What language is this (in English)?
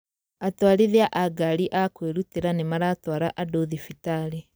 Kikuyu